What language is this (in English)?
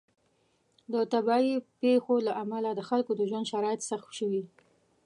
Pashto